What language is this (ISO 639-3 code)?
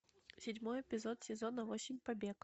rus